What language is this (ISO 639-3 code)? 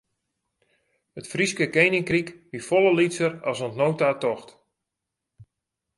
fry